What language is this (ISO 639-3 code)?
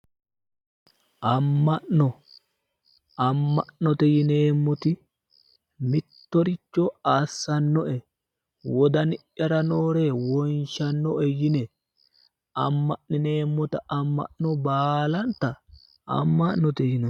sid